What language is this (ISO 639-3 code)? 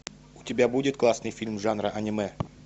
rus